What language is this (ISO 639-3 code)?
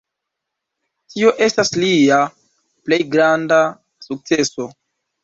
epo